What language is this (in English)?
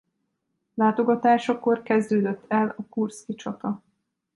Hungarian